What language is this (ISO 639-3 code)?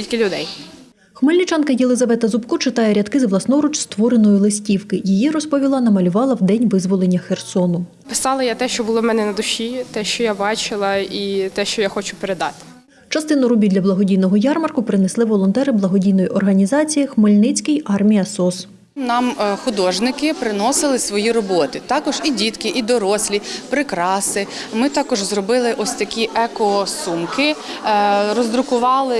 ukr